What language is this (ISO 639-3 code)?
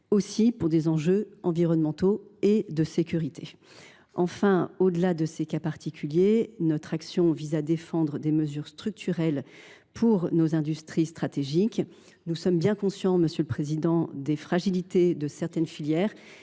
fra